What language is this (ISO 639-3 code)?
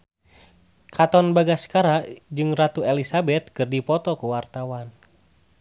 sun